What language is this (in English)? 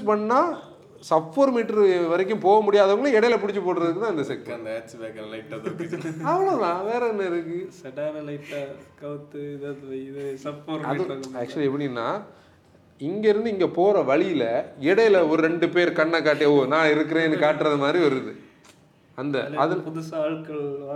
Tamil